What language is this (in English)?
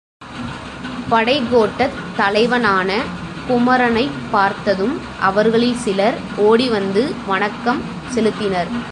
Tamil